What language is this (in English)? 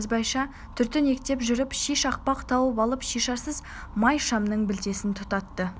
Kazakh